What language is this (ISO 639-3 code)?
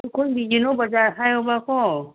mni